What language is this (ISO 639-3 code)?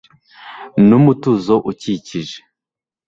kin